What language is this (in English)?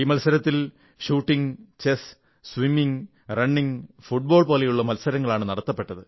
Malayalam